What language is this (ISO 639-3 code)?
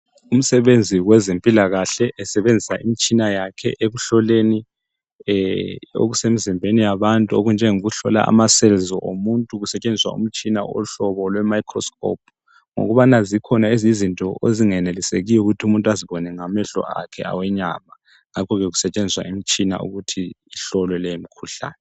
nde